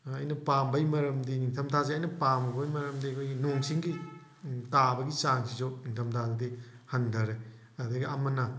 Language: Manipuri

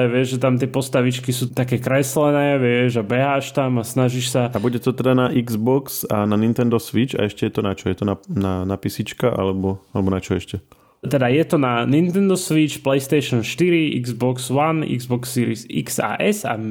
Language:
Slovak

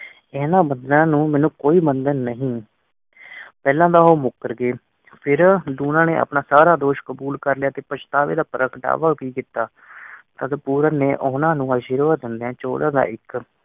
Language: Punjabi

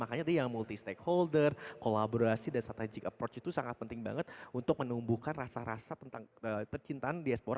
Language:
Indonesian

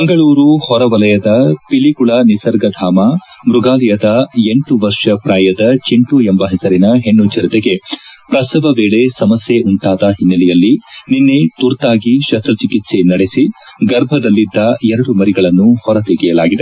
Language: Kannada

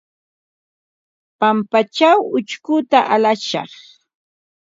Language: Ambo-Pasco Quechua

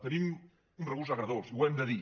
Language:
Catalan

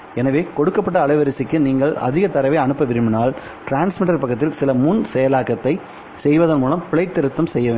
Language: Tamil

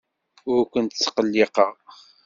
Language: Kabyle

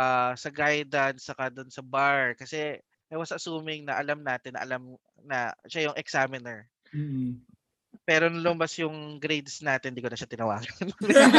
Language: Filipino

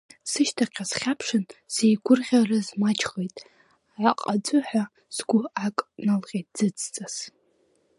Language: Abkhazian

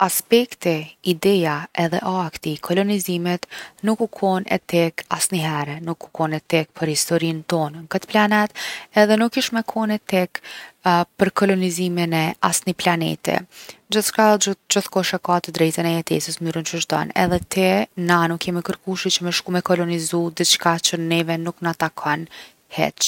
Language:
Gheg Albanian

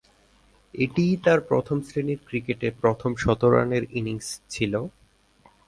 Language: Bangla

